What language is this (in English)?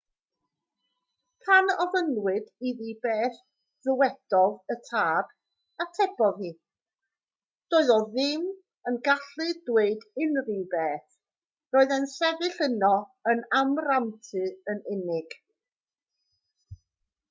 Welsh